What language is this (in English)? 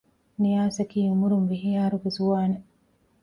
Divehi